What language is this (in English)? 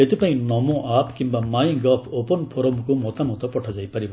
Odia